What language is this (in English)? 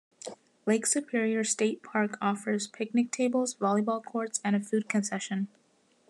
English